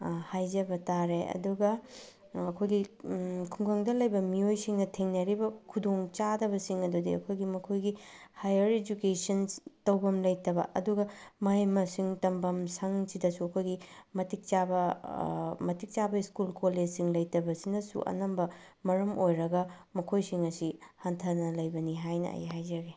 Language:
Manipuri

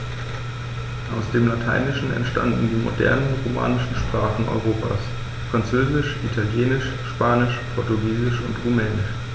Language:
German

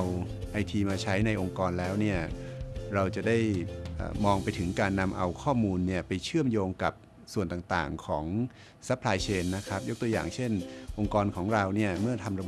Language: Thai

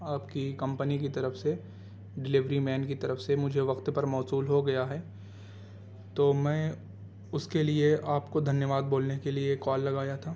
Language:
Urdu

